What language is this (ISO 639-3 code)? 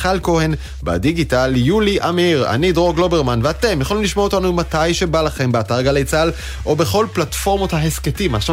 heb